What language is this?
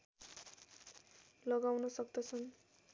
Nepali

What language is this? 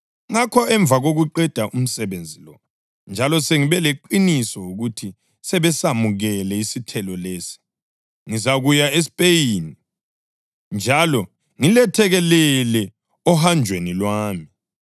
North Ndebele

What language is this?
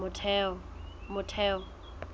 Southern Sotho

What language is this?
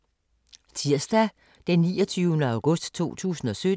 Danish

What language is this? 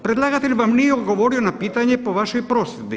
Croatian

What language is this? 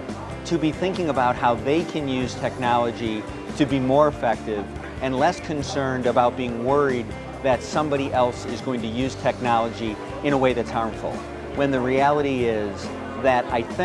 English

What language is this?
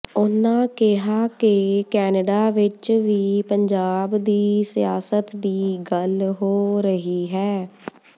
Punjabi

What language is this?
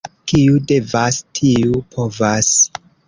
Esperanto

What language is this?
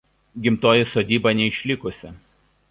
Lithuanian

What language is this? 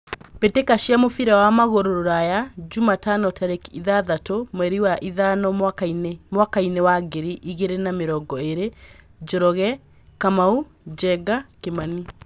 Kikuyu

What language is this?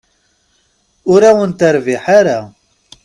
Kabyle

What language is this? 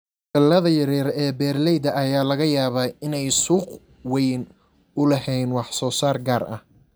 Somali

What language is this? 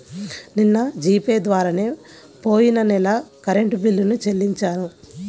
Telugu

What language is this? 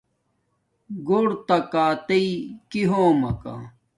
Domaaki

